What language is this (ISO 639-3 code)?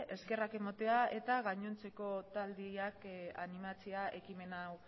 eus